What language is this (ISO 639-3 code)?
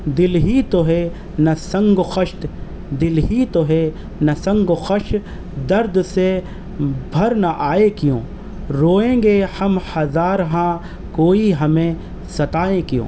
urd